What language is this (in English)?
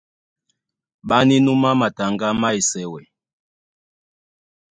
Duala